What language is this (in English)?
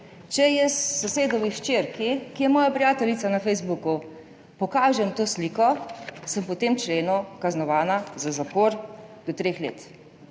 Slovenian